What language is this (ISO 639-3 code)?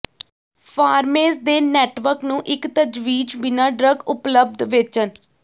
pan